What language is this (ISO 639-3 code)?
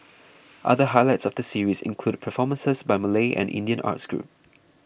eng